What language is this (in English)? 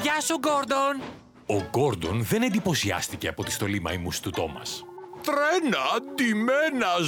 Greek